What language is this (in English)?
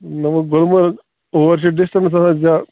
Kashmiri